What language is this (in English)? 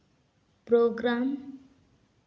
Santali